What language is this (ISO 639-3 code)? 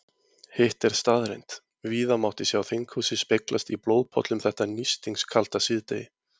isl